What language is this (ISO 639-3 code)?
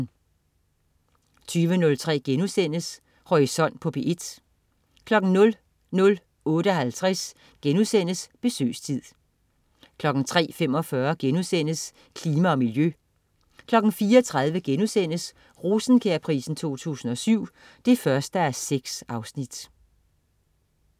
dan